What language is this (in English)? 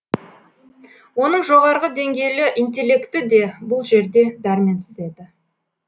Kazakh